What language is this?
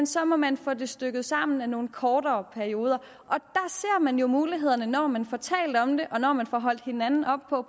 Danish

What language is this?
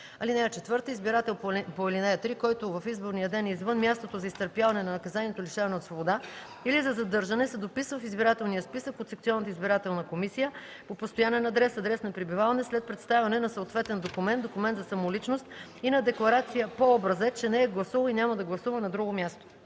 Bulgarian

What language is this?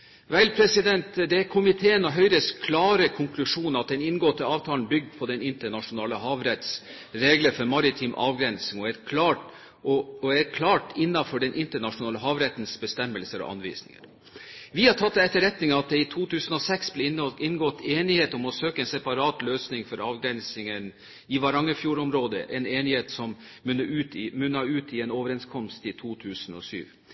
Norwegian Bokmål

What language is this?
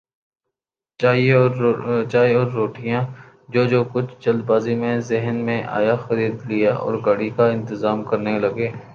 Urdu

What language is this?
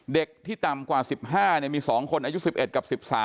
Thai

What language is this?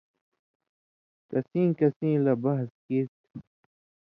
Indus Kohistani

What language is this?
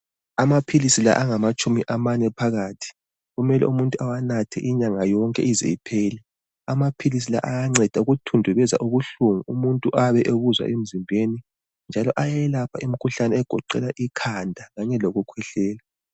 North Ndebele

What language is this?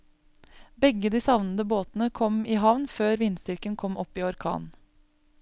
Norwegian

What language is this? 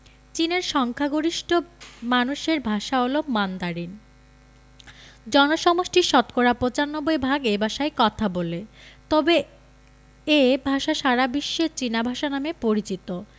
Bangla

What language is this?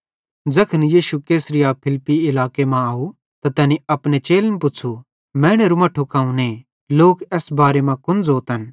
Bhadrawahi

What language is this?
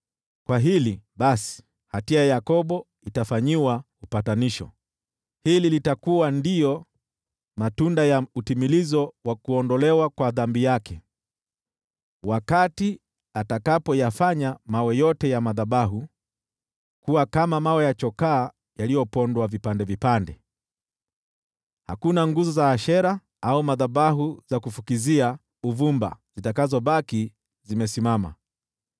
Swahili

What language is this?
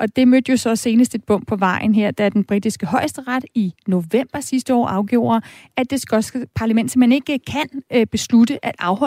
Danish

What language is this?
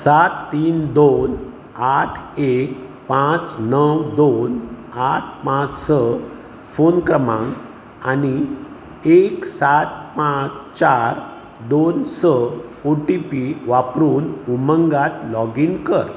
Konkani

